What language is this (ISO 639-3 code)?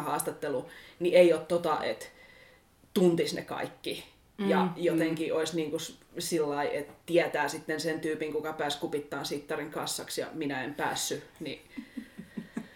fin